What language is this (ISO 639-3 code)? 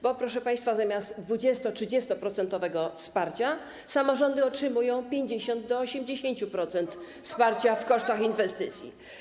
pol